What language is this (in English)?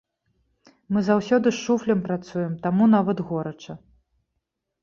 Belarusian